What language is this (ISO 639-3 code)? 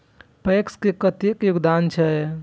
mai